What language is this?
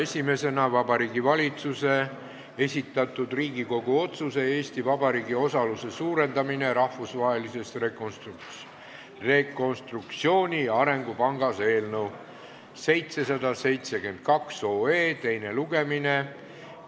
Estonian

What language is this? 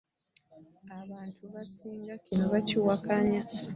Ganda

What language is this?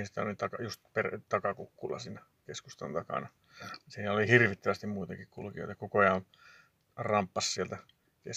Finnish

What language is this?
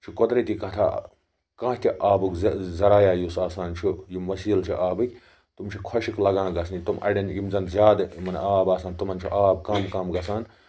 Kashmiri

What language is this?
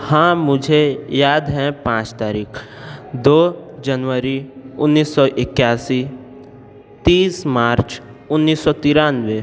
Hindi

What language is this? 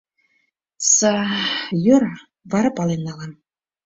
Mari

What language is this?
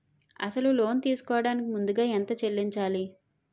Telugu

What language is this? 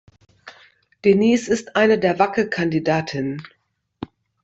German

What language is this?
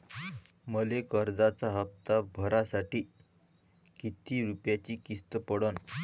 Marathi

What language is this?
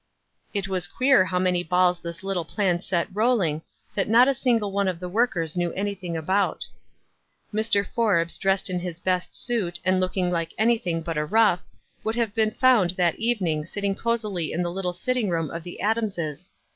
English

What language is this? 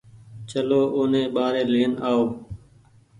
Goaria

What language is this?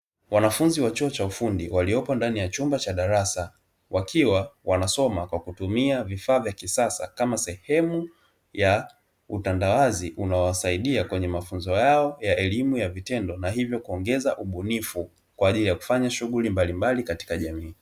Swahili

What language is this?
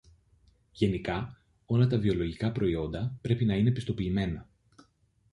Greek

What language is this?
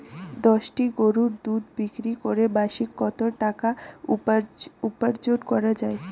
Bangla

